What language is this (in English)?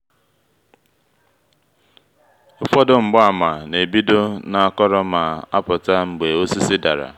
Igbo